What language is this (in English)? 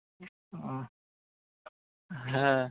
Bangla